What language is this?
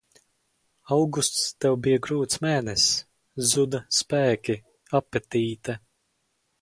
Latvian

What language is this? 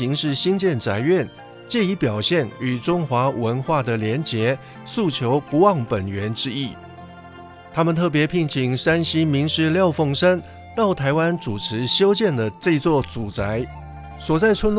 Chinese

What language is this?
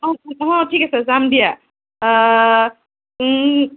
Assamese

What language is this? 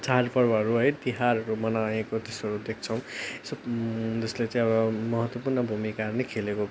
Nepali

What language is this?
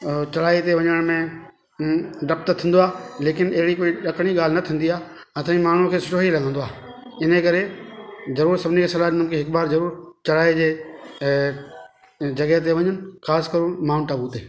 Sindhi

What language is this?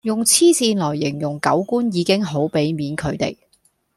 Cantonese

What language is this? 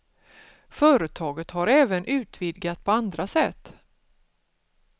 Swedish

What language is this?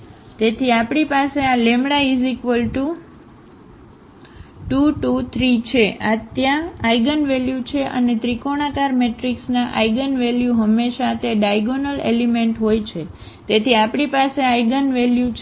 Gujarati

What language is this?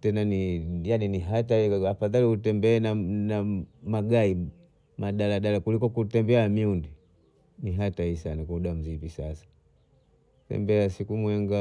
Bondei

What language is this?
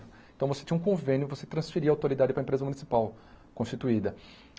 Portuguese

